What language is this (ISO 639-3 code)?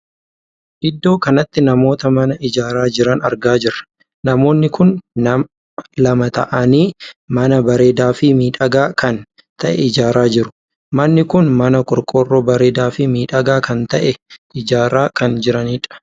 orm